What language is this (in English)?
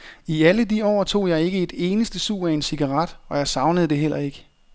Danish